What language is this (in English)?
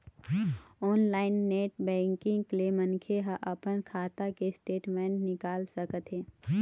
Chhattisgarhi